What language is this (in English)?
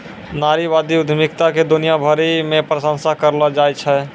Maithili